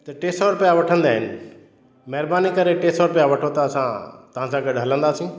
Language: Sindhi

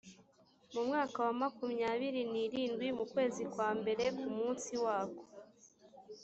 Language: Kinyarwanda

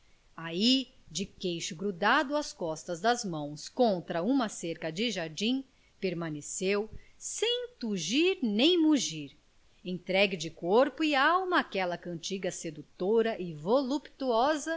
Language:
Portuguese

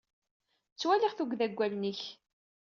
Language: Kabyle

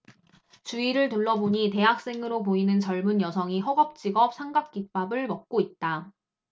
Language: Korean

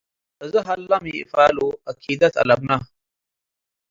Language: Tigre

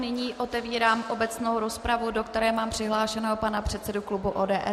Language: Czech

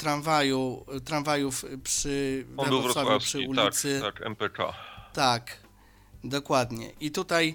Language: Polish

